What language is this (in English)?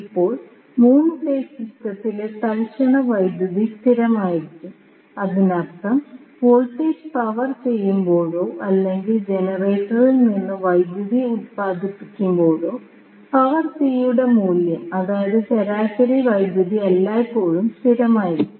Malayalam